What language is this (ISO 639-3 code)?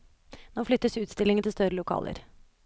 nor